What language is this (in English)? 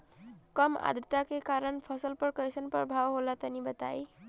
Bhojpuri